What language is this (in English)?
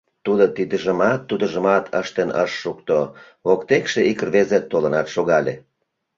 Mari